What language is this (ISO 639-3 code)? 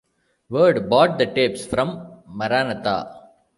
eng